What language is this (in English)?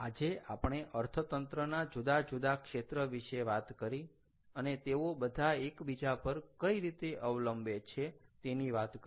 Gujarati